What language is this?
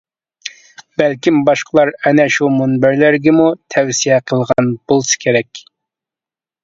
Uyghur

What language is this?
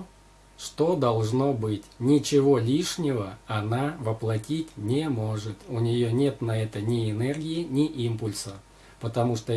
Russian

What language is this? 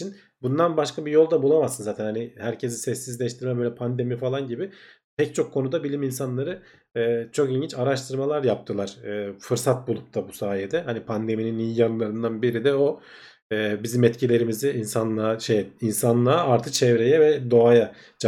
Turkish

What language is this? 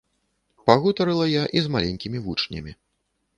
Belarusian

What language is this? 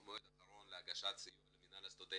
Hebrew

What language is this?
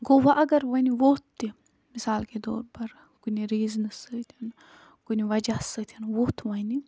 Kashmiri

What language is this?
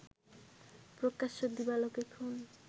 Bangla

